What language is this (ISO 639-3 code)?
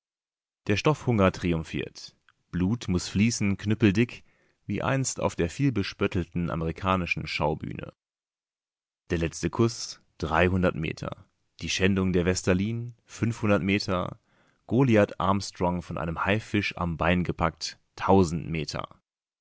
deu